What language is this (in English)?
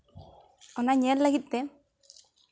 Santali